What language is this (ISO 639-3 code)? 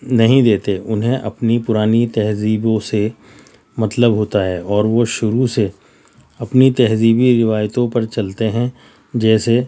urd